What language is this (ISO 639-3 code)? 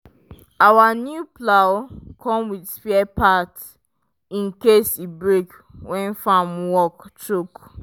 pcm